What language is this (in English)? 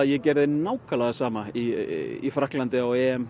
Icelandic